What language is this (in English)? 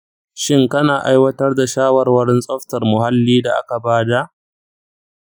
Hausa